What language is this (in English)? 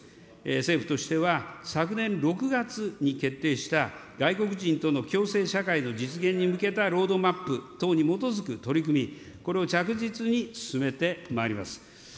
Japanese